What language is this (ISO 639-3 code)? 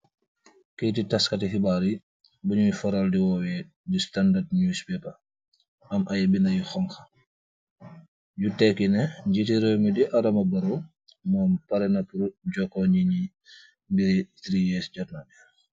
wol